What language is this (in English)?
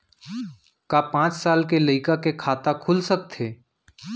Chhattisgarhi